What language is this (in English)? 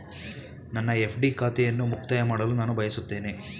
Kannada